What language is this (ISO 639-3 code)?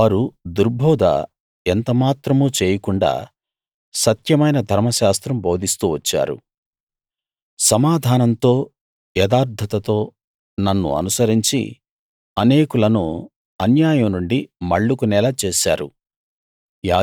tel